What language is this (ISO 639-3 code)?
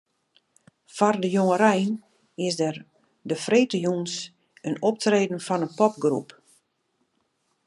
fry